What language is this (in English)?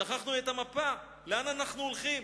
Hebrew